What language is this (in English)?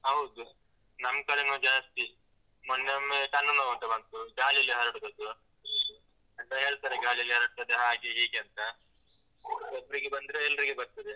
Kannada